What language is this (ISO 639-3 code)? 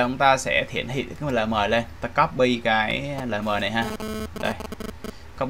vie